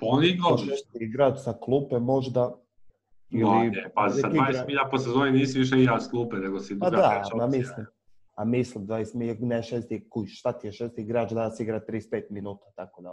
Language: Croatian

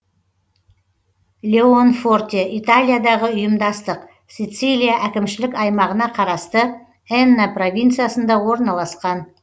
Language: Kazakh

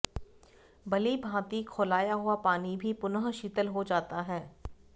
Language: Sanskrit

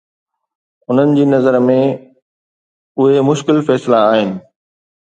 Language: Sindhi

